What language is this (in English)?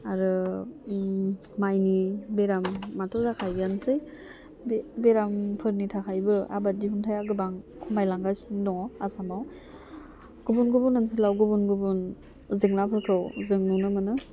Bodo